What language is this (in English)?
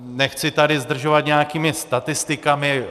Czech